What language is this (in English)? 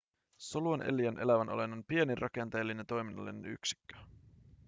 Finnish